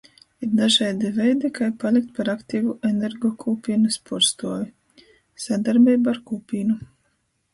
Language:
Latgalian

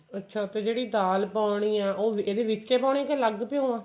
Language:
Punjabi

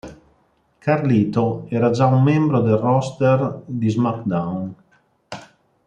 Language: Italian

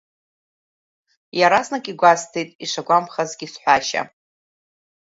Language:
Abkhazian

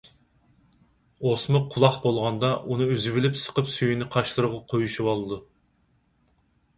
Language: Uyghur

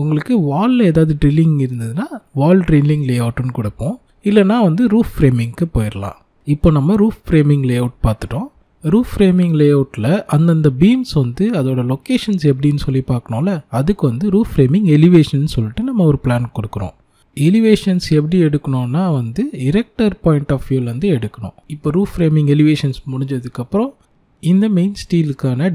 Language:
Turkish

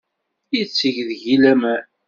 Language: Kabyle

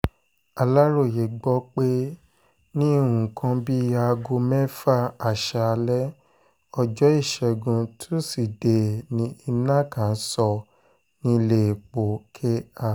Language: Yoruba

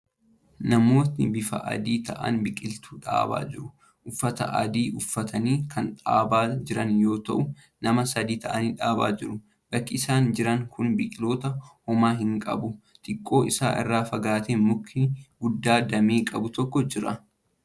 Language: Oromo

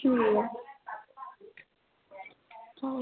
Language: Dogri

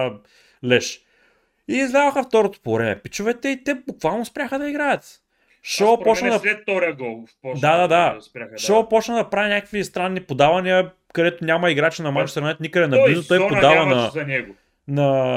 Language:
Bulgarian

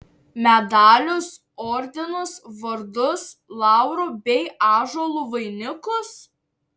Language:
Lithuanian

